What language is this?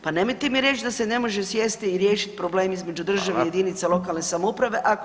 Croatian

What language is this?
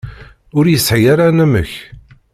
Kabyle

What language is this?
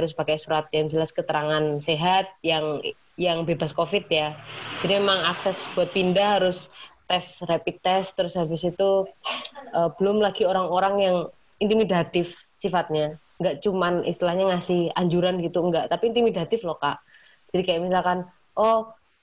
Indonesian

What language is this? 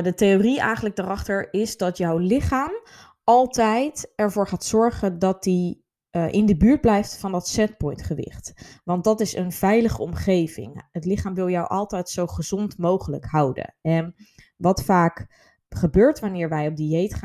Dutch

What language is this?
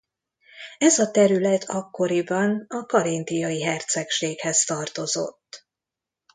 Hungarian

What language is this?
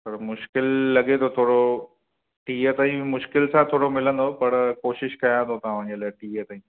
Sindhi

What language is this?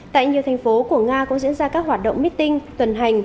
Vietnamese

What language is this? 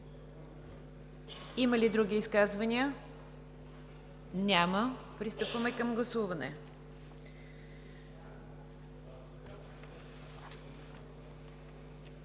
Bulgarian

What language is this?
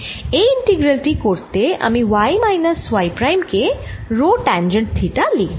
Bangla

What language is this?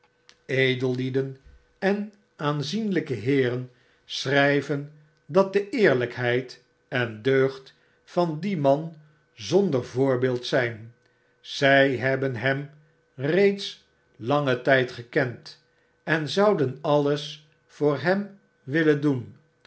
Dutch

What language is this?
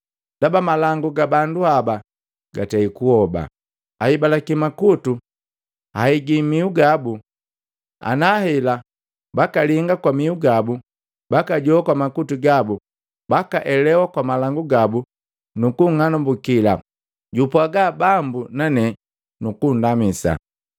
Matengo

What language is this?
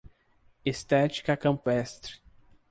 Portuguese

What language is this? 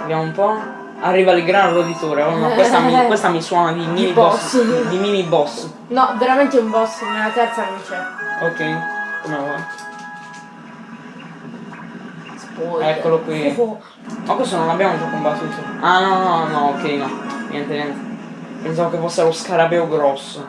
Italian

